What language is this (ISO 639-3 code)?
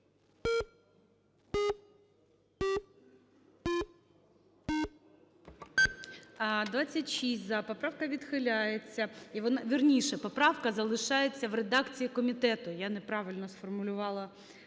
ukr